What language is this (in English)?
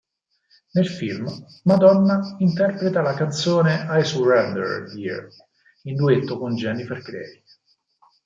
Italian